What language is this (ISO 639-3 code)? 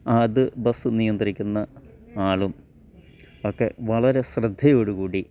mal